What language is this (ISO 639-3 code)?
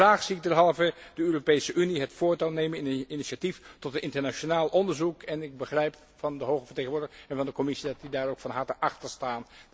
nld